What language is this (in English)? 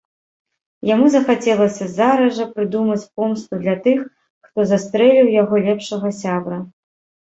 Belarusian